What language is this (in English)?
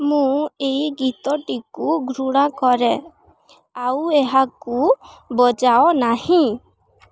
Odia